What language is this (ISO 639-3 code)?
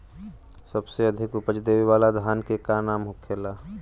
bho